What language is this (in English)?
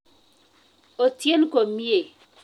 Kalenjin